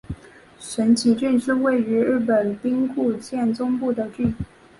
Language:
Chinese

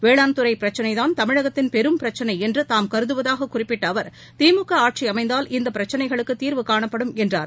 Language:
Tamil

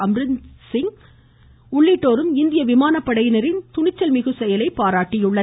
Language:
Tamil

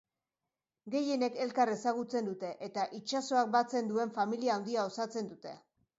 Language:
Basque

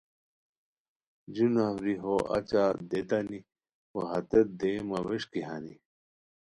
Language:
Khowar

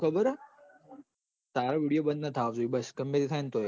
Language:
Gujarati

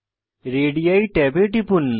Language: Bangla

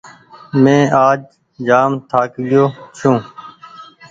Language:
Goaria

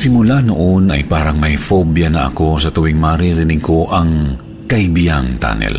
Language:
Filipino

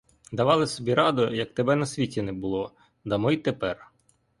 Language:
Ukrainian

